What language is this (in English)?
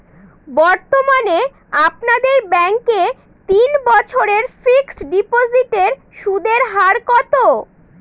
Bangla